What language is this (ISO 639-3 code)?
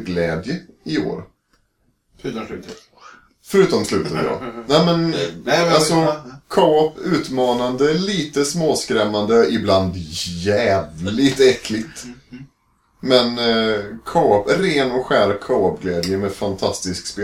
swe